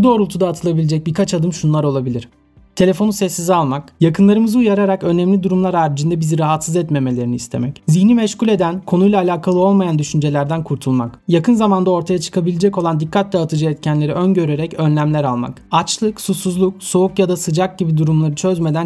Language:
Turkish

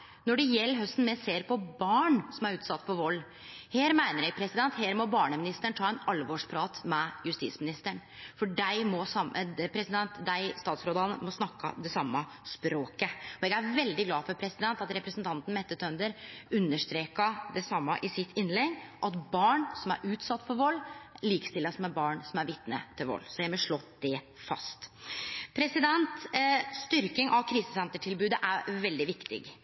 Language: Norwegian Nynorsk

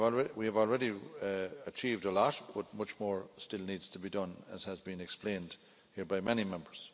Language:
English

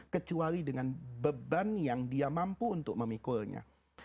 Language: Indonesian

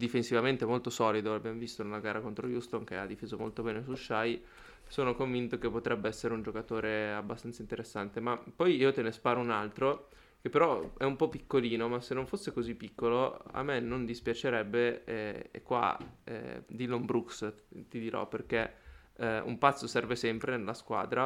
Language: Italian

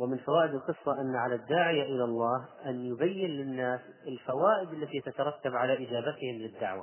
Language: Arabic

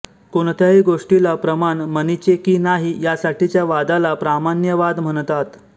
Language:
Marathi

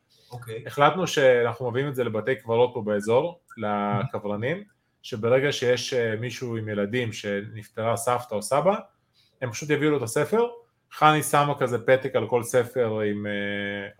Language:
Hebrew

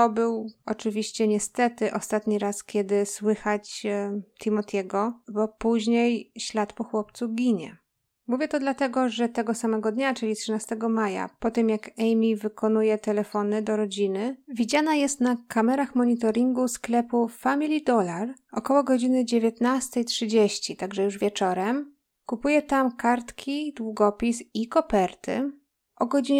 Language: Polish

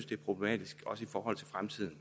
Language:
Danish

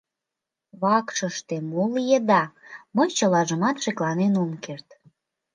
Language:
Mari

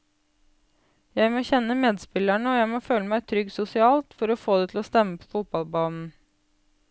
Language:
Norwegian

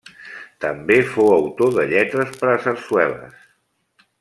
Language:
Catalan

